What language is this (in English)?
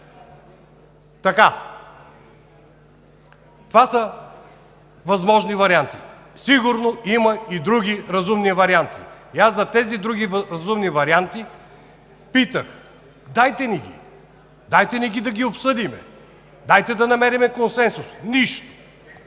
Bulgarian